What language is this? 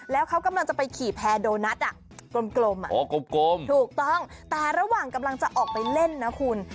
Thai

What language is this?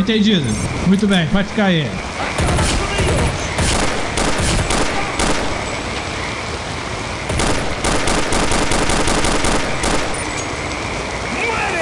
Portuguese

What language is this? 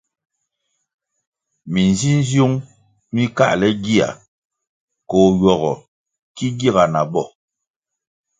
Kwasio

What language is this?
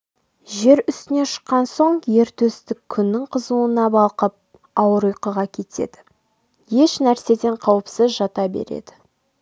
Kazakh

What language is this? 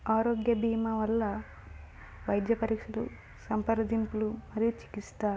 Telugu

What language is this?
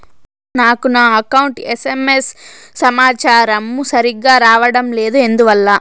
Telugu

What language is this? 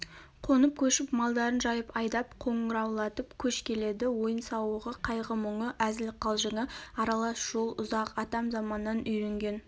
Kazakh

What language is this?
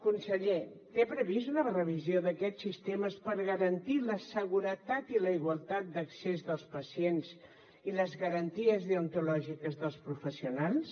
Catalan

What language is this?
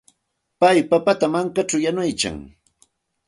Santa Ana de Tusi Pasco Quechua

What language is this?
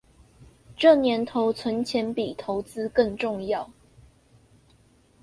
Chinese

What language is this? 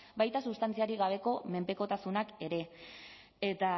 Basque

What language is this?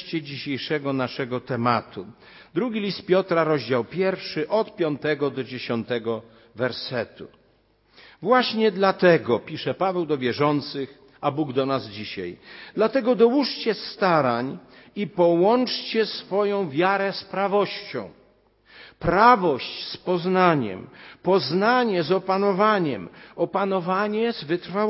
Polish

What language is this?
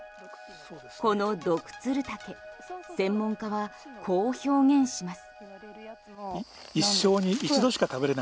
Japanese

